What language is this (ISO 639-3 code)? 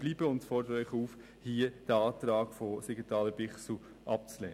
gsw